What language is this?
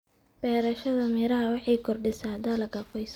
Somali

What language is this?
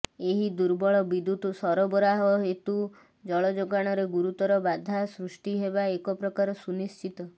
Odia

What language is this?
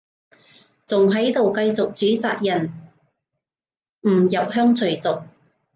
Cantonese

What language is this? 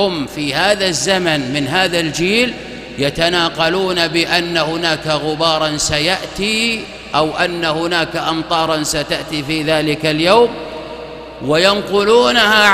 Arabic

